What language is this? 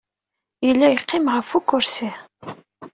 Kabyle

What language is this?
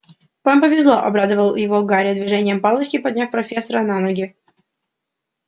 Russian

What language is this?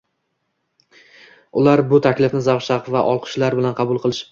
Uzbek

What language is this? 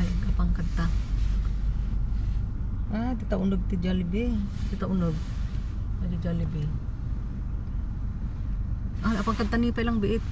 Filipino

